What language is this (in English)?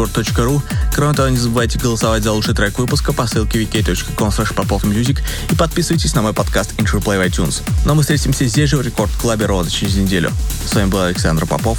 Russian